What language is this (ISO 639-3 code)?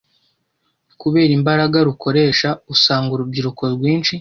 kin